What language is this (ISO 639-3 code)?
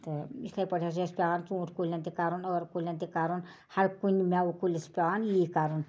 kas